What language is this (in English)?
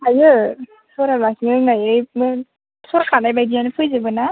Bodo